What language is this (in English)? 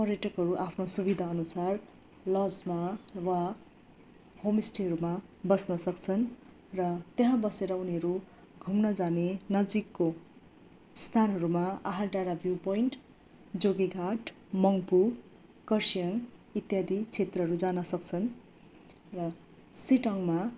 Nepali